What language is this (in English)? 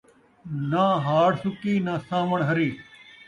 Saraiki